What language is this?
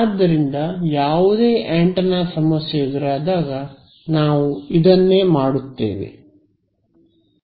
Kannada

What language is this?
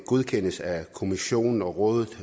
Danish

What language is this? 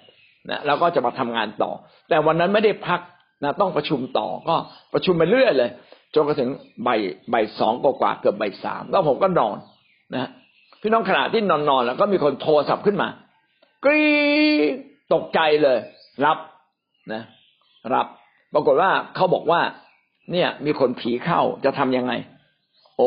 Thai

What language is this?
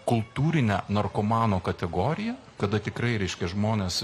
Lithuanian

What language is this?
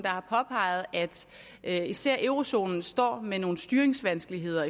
Danish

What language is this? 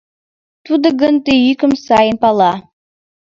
Mari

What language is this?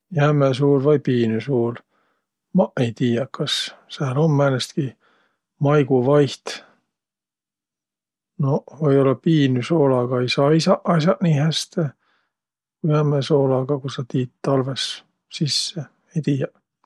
Võro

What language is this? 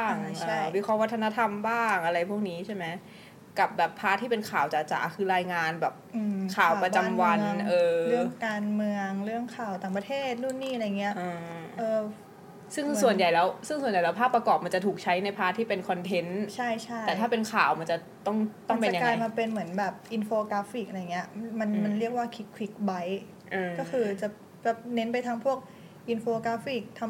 Thai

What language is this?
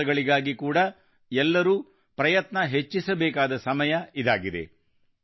Kannada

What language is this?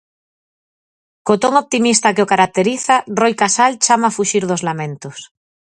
Galician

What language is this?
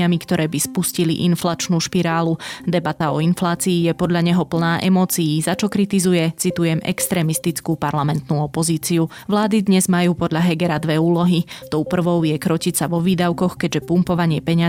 Slovak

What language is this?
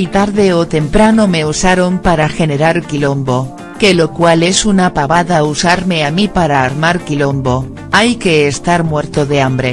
Spanish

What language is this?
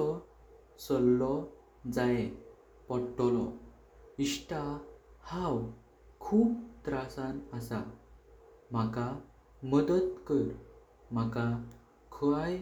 Konkani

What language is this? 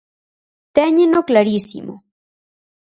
Galician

